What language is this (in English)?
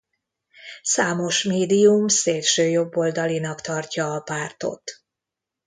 Hungarian